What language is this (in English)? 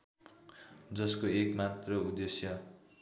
Nepali